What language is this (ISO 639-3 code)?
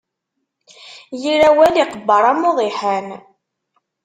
kab